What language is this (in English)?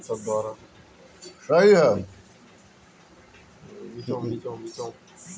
Bhojpuri